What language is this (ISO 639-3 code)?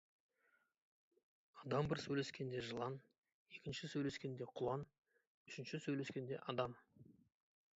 kaz